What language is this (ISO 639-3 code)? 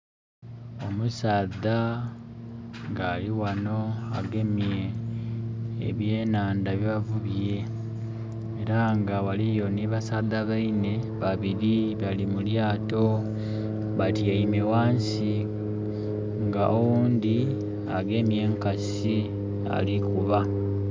xog